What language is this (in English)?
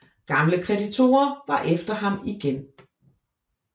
Danish